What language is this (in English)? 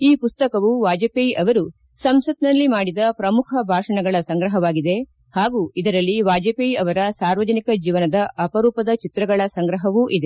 Kannada